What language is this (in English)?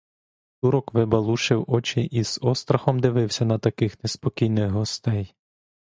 Ukrainian